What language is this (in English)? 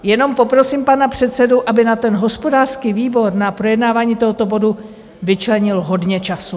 Czech